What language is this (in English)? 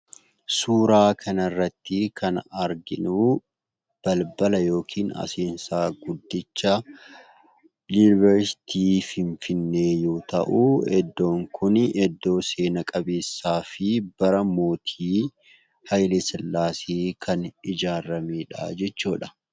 Oromo